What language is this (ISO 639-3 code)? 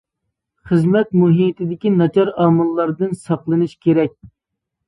uig